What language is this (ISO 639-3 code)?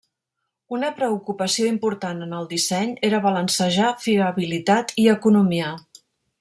cat